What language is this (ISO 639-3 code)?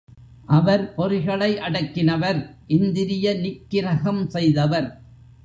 tam